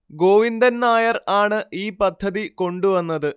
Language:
Malayalam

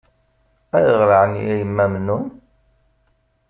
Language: Kabyle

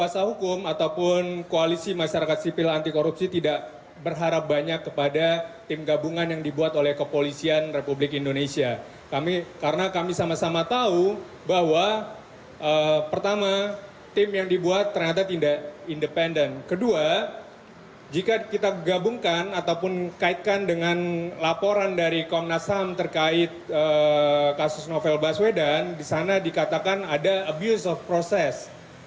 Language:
Indonesian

